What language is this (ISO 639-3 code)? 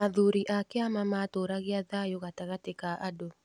kik